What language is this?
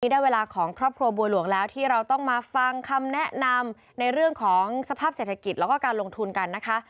Thai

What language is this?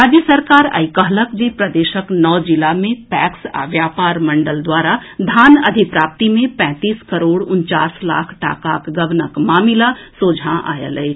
Maithili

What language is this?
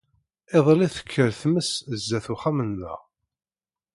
Kabyle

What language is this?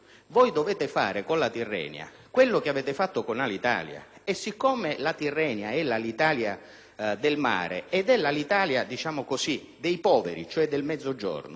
Italian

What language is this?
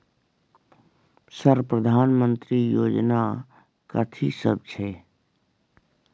Maithili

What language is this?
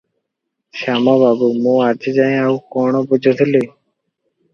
Odia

